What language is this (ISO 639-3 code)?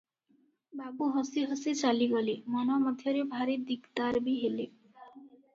ori